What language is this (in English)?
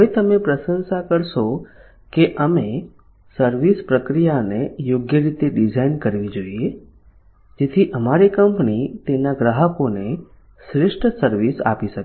Gujarati